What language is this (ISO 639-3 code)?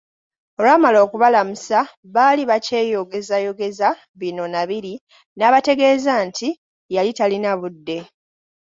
lug